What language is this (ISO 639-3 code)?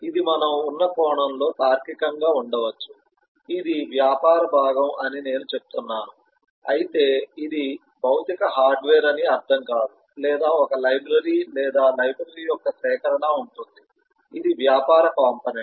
tel